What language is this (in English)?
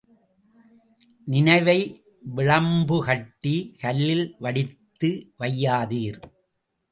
Tamil